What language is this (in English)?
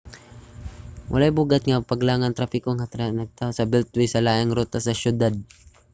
Cebuano